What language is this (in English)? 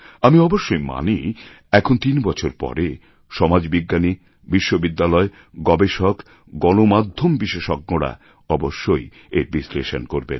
Bangla